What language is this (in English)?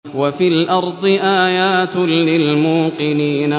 Arabic